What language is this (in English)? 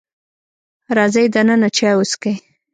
Pashto